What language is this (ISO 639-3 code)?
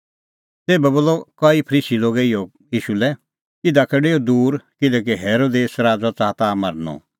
kfx